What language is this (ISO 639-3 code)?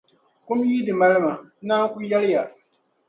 dag